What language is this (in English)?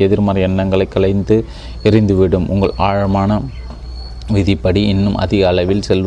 Tamil